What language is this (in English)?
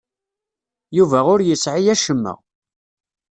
Kabyle